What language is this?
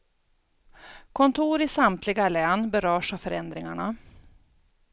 Swedish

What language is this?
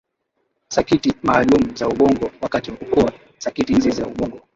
Swahili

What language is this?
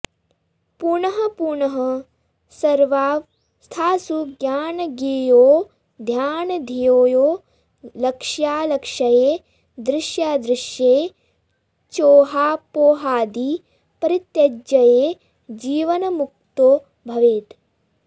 Sanskrit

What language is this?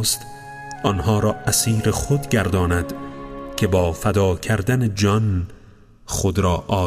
Persian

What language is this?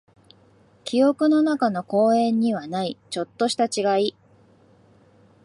Japanese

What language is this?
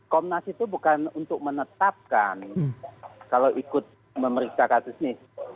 Indonesian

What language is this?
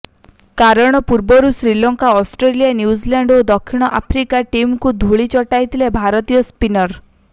Odia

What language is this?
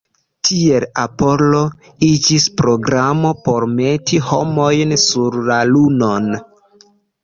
Esperanto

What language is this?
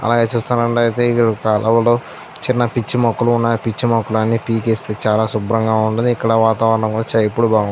Telugu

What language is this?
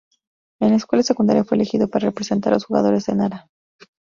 Spanish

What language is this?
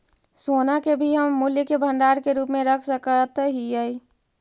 Magahi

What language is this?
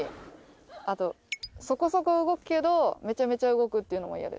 Japanese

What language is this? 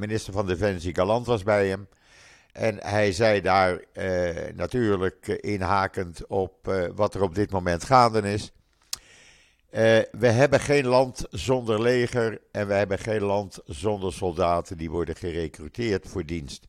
Dutch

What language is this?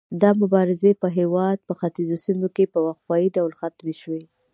Pashto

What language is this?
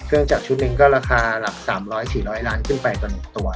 Thai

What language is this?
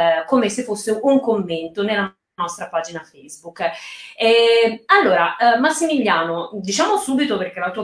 Italian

